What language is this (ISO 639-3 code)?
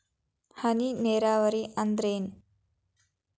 kan